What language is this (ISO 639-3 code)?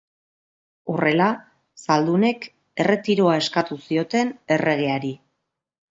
eus